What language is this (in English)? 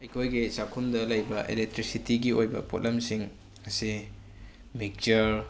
Manipuri